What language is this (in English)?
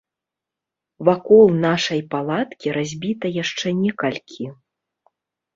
Belarusian